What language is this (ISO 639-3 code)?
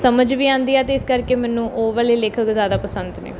pan